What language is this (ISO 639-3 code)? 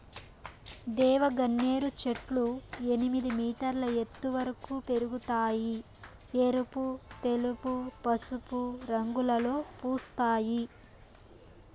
tel